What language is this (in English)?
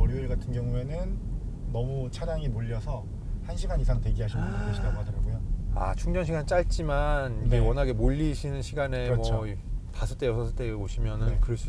Korean